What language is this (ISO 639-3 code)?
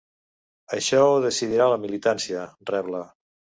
cat